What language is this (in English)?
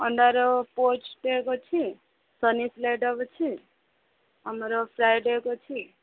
Odia